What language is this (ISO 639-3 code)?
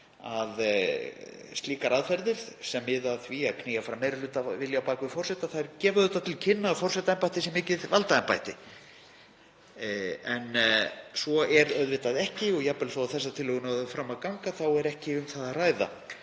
isl